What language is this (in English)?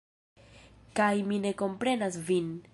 Esperanto